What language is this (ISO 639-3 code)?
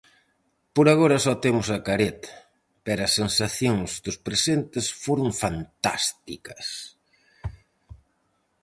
glg